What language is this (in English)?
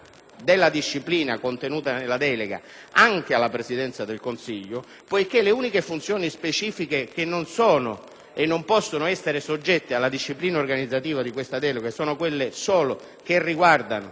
Italian